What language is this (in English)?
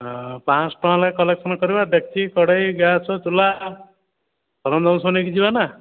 Odia